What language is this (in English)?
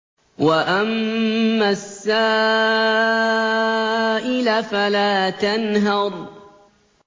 Arabic